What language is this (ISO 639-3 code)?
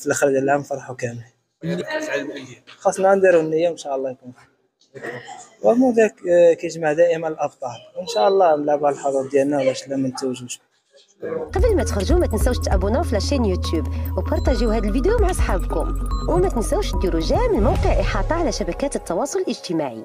ara